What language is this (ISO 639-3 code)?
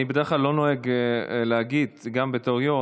heb